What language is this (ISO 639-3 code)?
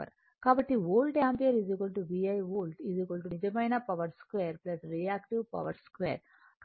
tel